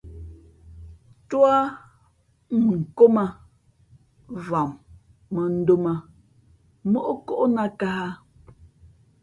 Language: Fe'fe'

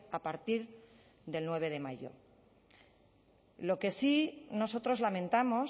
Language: Spanish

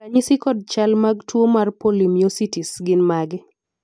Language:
Luo (Kenya and Tanzania)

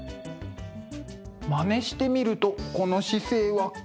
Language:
Japanese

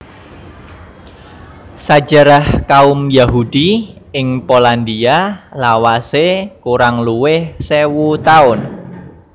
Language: Javanese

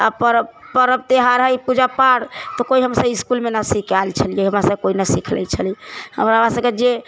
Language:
Maithili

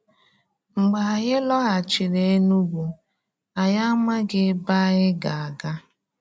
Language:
Igbo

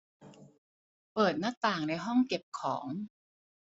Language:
Thai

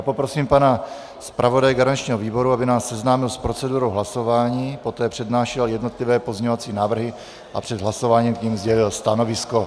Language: Czech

